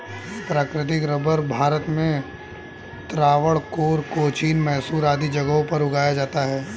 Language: Hindi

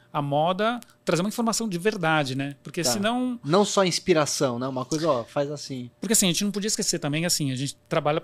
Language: Portuguese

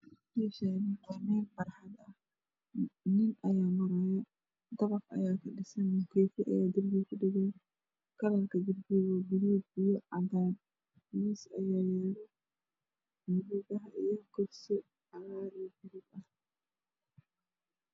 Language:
Somali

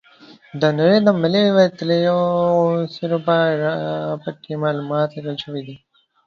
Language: Pashto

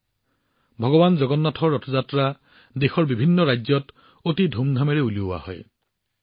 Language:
Assamese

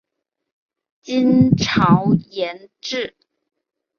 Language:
Chinese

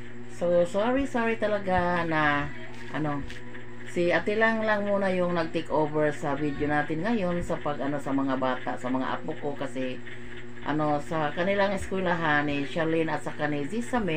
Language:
Filipino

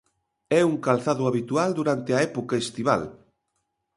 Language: Galician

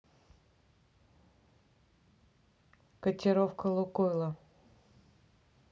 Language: Russian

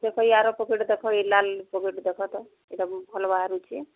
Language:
Odia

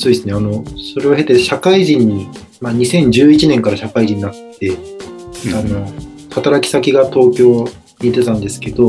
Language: Japanese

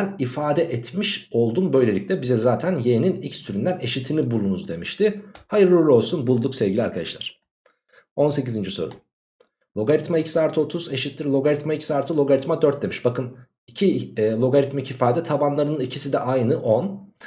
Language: Turkish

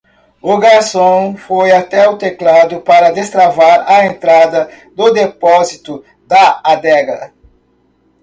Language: Portuguese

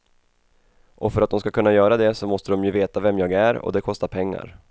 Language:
Swedish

